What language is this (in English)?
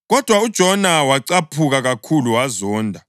North Ndebele